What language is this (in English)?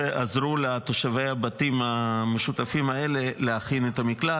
Hebrew